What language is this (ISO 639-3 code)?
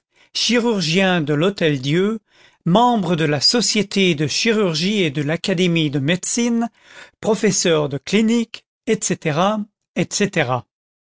fra